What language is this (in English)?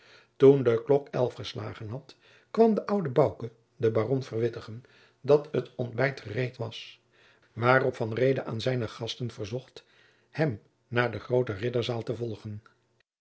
Dutch